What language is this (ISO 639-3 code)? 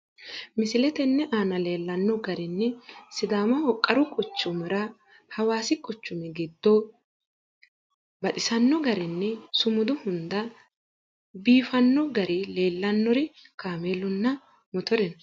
sid